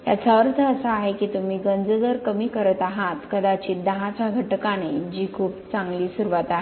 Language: Marathi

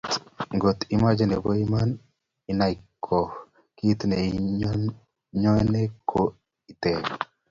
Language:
Kalenjin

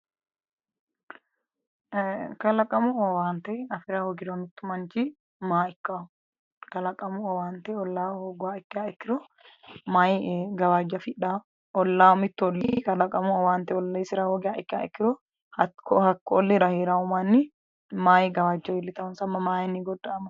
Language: Sidamo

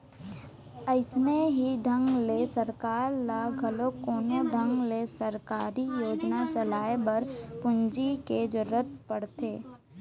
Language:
Chhattisgarhi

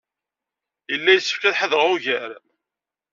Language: Kabyle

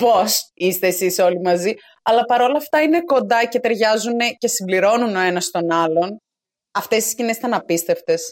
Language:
Greek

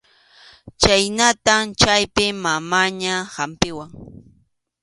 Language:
Arequipa-La Unión Quechua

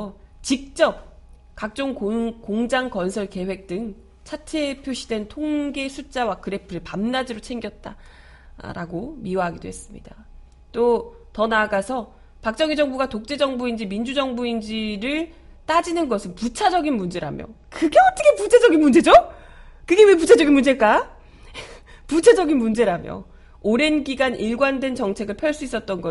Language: Korean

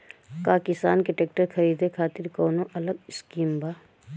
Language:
Bhojpuri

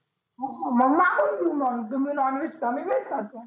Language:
Marathi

